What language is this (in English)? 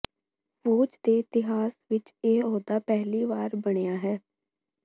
Punjabi